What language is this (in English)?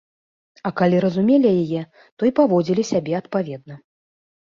Belarusian